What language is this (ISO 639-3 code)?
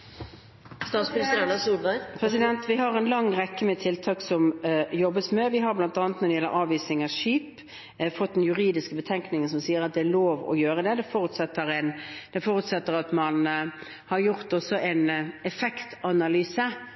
nob